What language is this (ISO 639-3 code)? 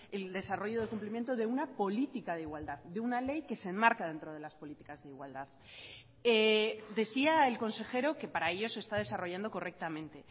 spa